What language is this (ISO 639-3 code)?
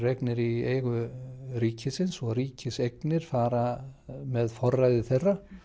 isl